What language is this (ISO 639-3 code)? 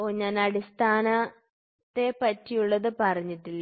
mal